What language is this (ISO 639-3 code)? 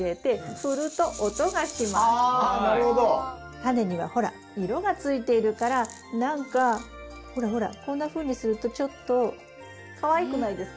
jpn